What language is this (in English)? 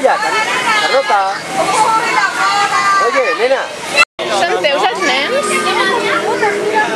Thai